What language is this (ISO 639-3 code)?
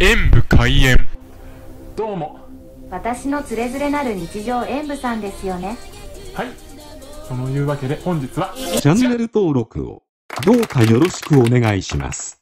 jpn